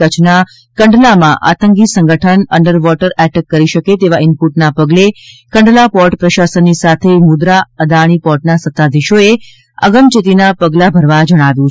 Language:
Gujarati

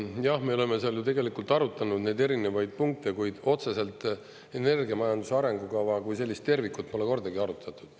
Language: Estonian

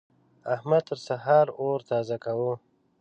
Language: Pashto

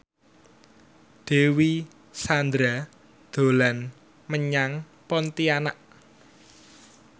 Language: Javanese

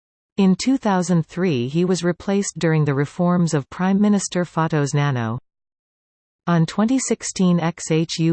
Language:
English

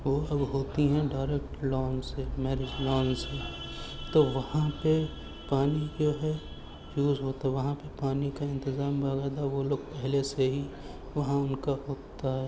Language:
Urdu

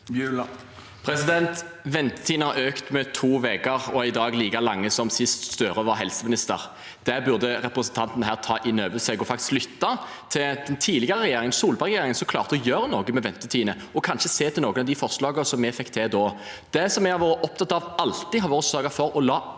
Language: Norwegian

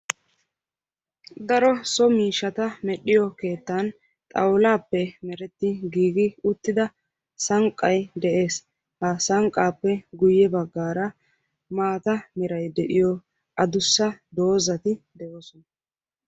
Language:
Wolaytta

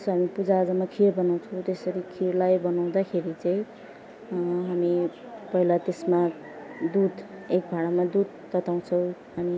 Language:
Nepali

